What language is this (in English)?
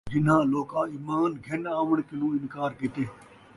Saraiki